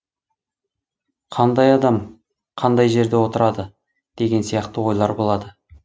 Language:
Kazakh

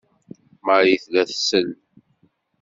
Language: Kabyle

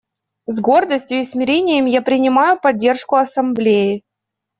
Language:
Russian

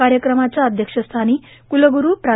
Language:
Marathi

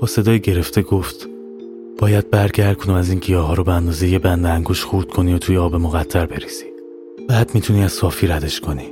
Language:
Persian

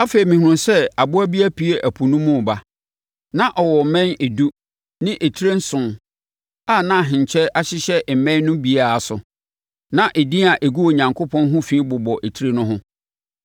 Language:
Akan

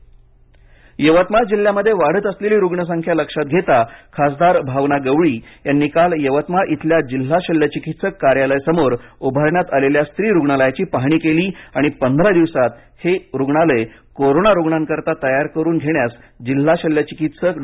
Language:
Marathi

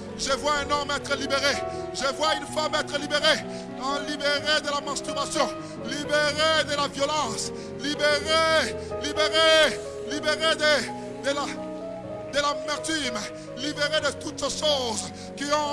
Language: French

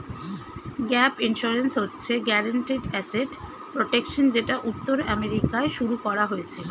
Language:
Bangla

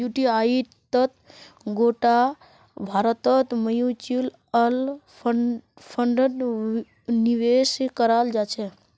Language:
Magahi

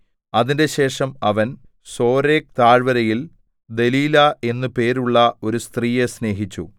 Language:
Malayalam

